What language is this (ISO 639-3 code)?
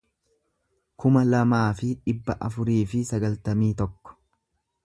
orm